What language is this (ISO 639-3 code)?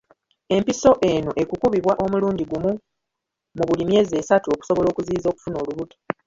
lug